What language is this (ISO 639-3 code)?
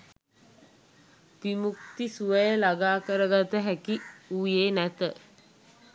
sin